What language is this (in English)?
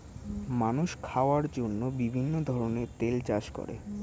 Bangla